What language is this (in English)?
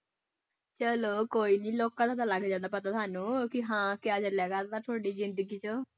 Punjabi